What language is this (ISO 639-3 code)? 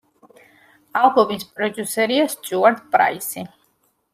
kat